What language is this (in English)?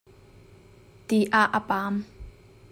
Hakha Chin